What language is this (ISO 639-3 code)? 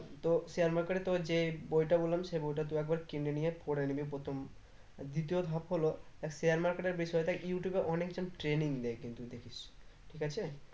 ben